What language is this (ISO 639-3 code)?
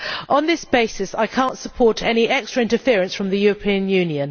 eng